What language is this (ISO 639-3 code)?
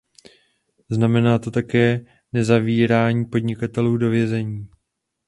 ces